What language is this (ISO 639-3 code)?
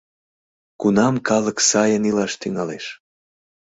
chm